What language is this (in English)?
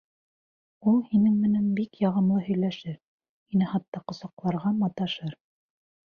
Bashkir